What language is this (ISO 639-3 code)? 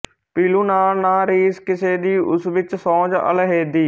pan